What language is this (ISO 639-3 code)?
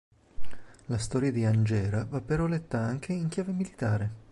ita